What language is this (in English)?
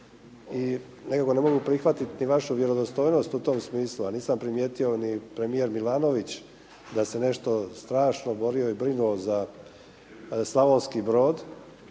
Croatian